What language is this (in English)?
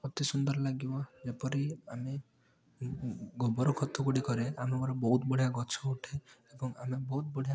Odia